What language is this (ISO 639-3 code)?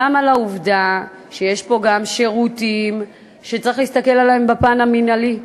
heb